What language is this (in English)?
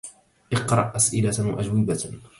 Arabic